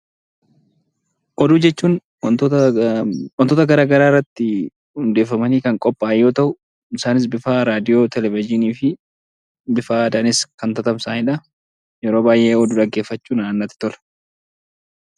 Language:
Oromo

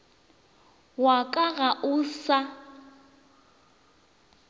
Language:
Northern Sotho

